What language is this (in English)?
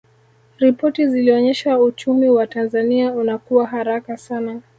Swahili